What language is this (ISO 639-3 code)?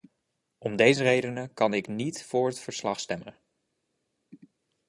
nld